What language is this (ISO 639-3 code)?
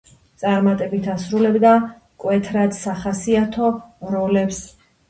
kat